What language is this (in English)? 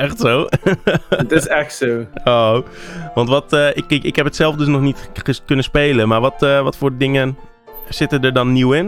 Dutch